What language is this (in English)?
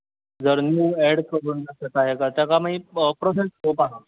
Konkani